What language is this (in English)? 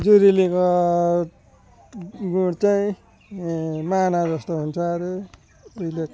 Nepali